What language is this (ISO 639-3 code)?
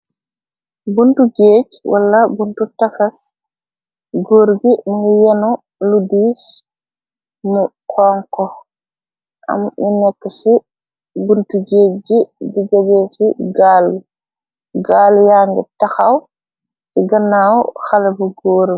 wol